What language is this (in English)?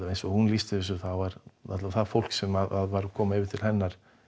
Icelandic